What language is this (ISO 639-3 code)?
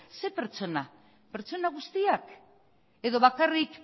eus